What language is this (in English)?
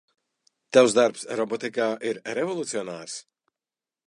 Latvian